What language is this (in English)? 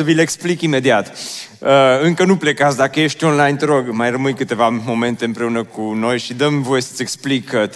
Romanian